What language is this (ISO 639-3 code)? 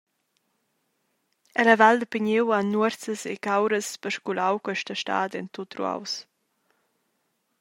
roh